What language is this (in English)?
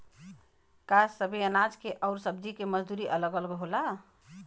Bhojpuri